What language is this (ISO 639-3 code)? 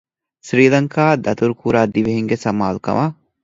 div